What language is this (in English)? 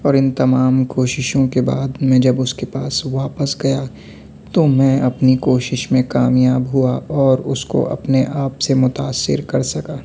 Urdu